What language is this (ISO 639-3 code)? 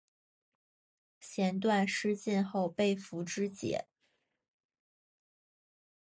zho